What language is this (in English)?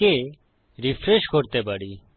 Bangla